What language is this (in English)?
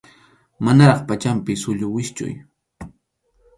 Arequipa-La Unión Quechua